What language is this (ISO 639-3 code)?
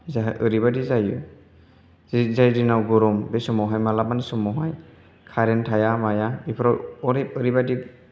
brx